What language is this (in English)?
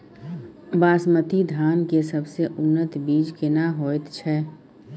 Maithili